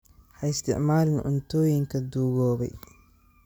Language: Somali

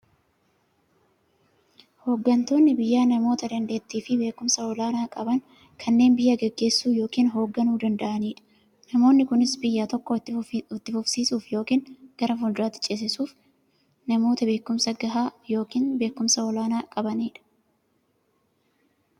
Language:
Oromo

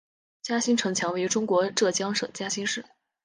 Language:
Chinese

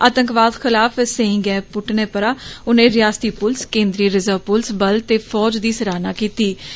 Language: Dogri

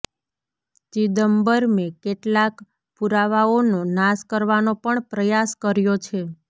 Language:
Gujarati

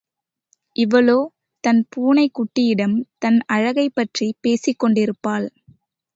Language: Tamil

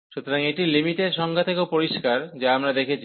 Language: Bangla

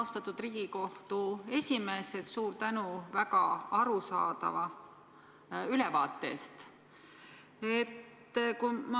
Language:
Estonian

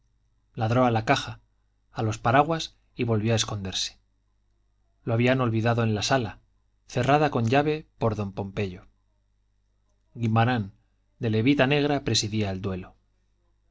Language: Spanish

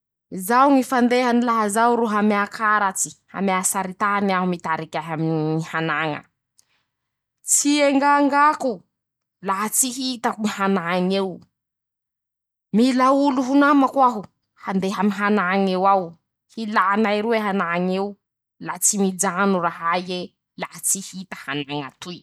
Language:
Masikoro Malagasy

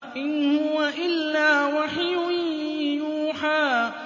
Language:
Arabic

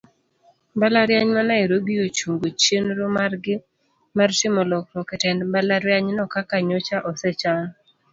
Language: Luo (Kenya and Tanzania)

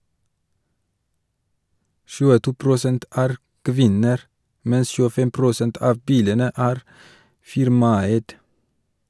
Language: Norwegian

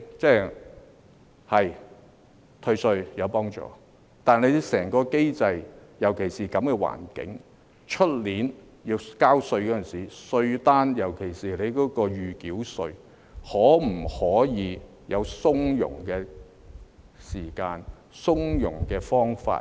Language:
Cantonese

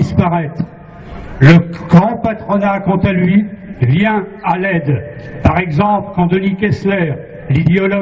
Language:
French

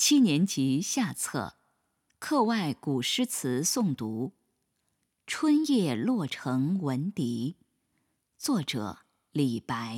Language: Chinese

